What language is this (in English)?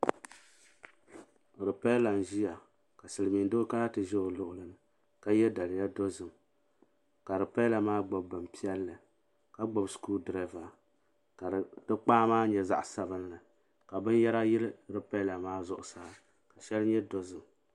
Dagbani